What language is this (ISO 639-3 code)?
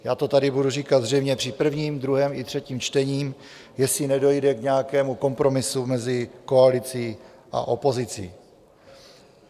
ces